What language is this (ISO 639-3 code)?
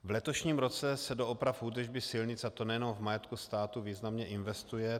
ces